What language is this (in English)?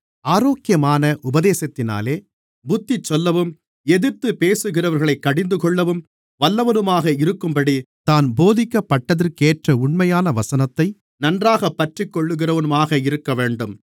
Tamil